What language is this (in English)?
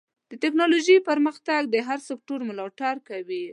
Pashto